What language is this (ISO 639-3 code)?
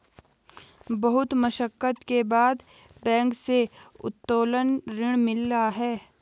hin